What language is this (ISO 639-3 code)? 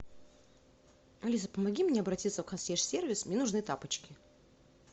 rus